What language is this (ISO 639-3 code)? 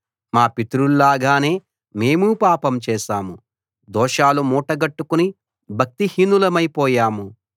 tel